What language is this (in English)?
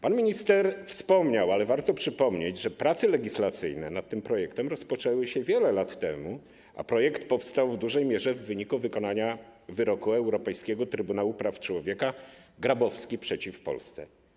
Polish